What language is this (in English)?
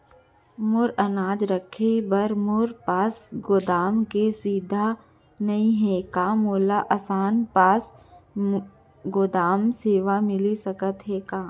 Chhattisgarhi